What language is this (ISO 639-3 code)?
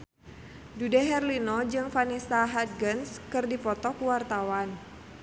sun